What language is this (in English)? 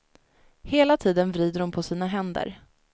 Swedish